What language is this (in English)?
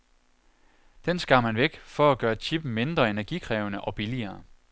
Danish